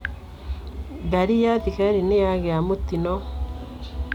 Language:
Kikuyu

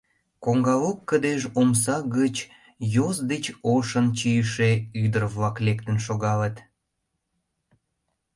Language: Mari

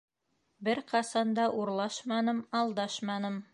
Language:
Bashkir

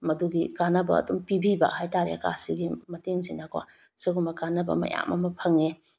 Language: Manipuri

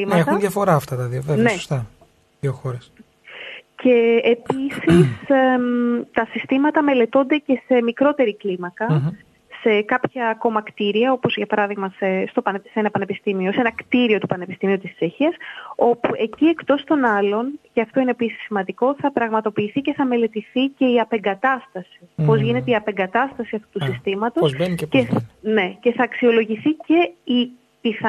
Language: Greek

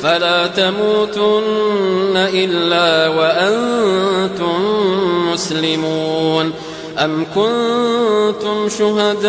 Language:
Arabic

